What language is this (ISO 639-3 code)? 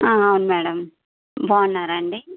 tel